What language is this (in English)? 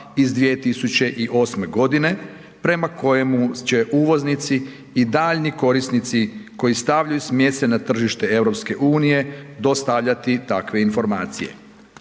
Croatian